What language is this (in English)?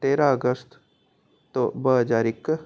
Sindhi